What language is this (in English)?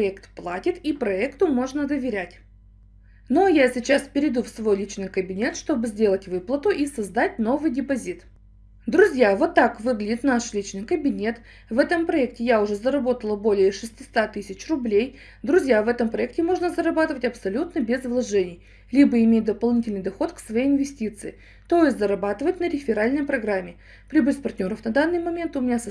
Russian